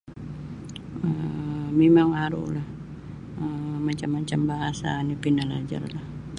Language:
Sabah Bisaya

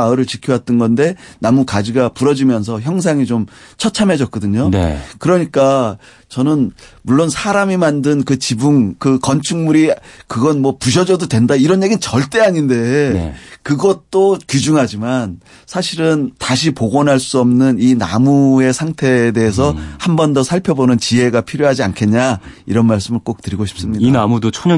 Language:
Korean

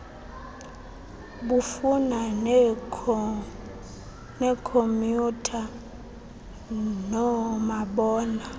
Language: Xhosa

